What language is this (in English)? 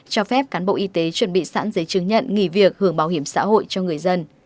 Vietnamese